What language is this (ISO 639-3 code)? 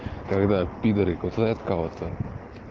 rus